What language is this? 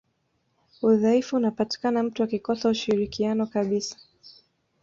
Swahili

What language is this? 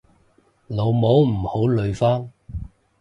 Cantonese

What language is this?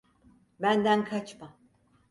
Turkish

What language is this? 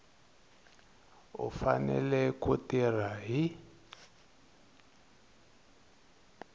Tsonga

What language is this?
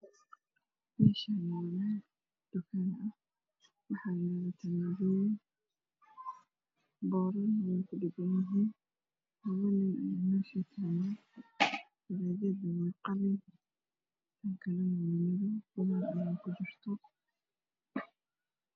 Somali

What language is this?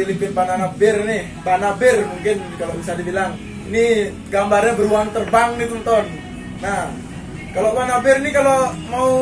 Indonesian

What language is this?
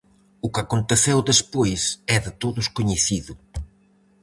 Galician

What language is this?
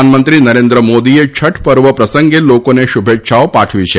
Gujarati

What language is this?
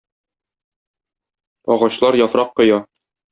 Tatar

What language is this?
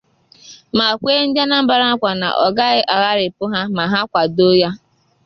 Igbo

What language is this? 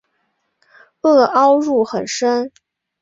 Chinese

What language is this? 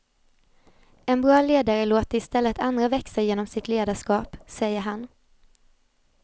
Swedish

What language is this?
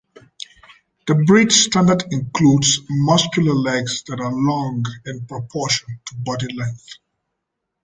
English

